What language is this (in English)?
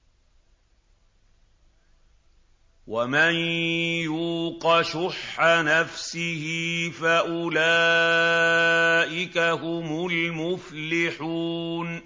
Arabic